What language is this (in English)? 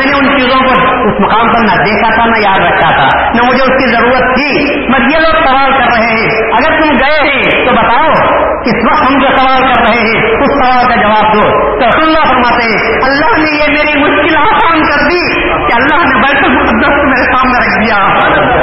Urdu